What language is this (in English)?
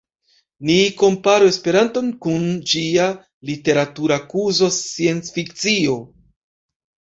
Esperanto